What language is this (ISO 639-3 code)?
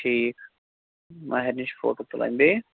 kas